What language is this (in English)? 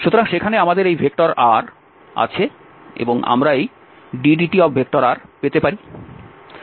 Bangla